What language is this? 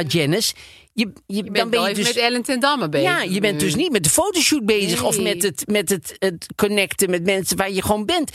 Dutch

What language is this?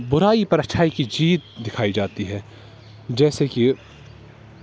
Urdu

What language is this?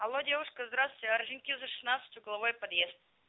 Russian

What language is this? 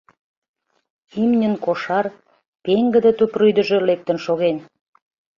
Mari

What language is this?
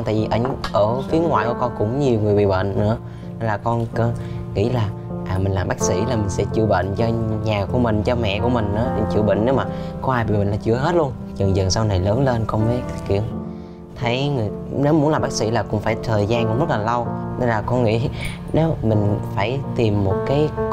Vietnamese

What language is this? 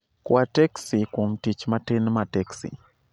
Luo (Kenya and Tanzania)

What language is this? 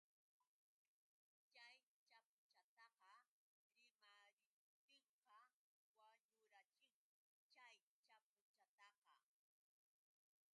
Yauyos Quechua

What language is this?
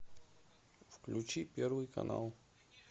Russian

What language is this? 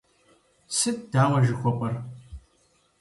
Kabardian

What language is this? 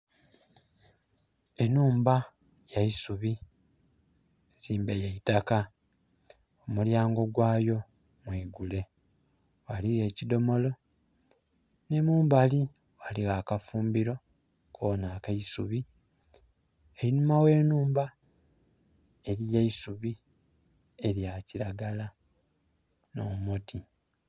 Soga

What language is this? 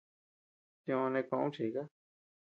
Tepeuxila Cuicatec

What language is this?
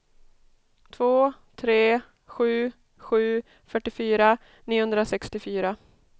Swedish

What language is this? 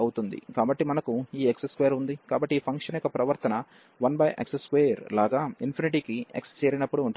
Telugu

